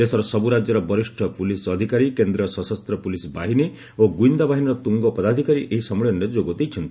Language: Odia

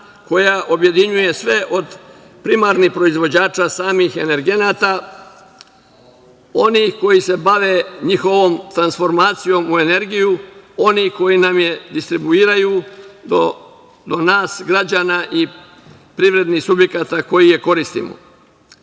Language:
Serbian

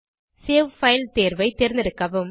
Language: Tamil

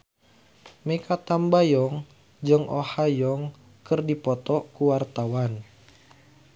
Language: Sundanese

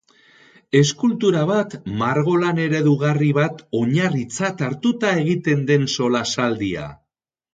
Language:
Basque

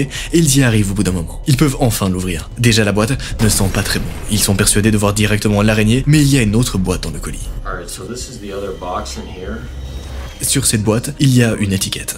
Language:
French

